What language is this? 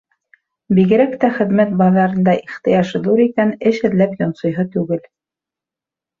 Bashkir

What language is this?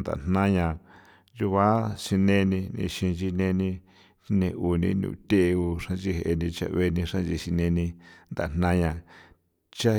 San Felipe Otlaltepec Popoloca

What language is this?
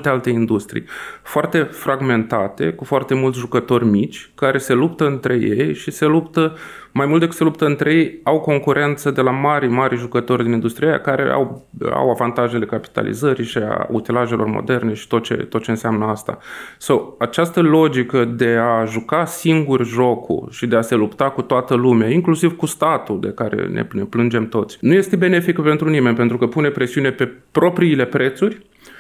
Romanian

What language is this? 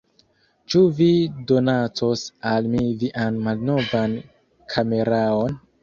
Esperanto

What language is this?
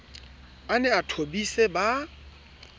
Southern Sotho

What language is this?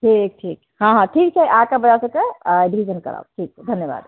Maithili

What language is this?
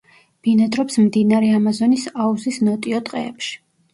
Georgian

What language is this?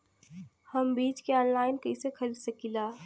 Bhojpuri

